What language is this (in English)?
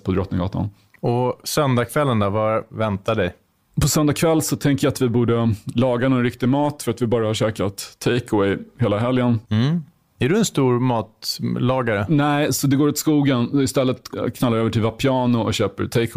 Swedish